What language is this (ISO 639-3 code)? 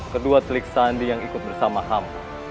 ind